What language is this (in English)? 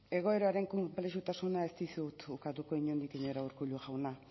Basque